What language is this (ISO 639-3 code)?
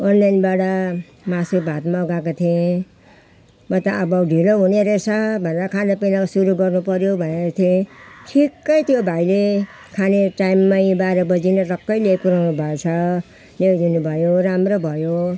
nep